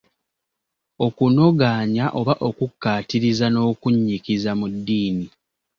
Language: Ganda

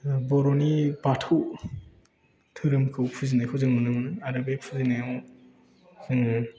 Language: Bodo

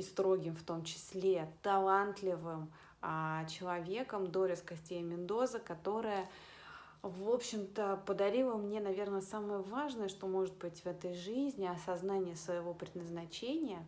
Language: Russian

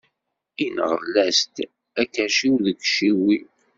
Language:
Kabyle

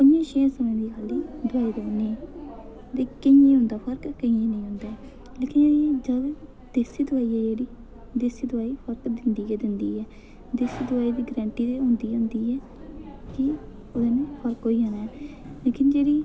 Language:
Dogri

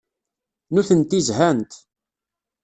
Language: Kabyle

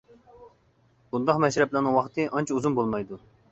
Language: Uyghur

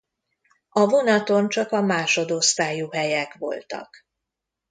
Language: Hungarian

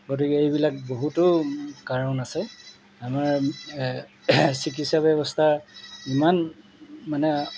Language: Assamese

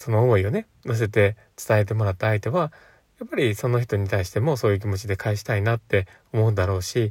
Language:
Japanese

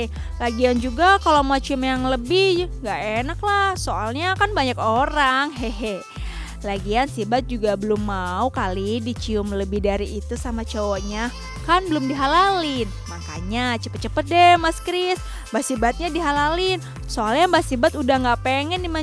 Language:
Indonesian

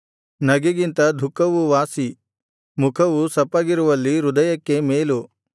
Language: Kannada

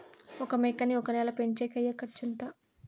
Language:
Telugu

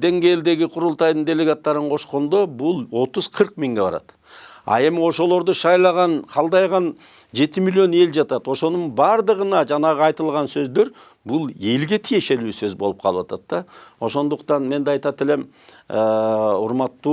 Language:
Turkish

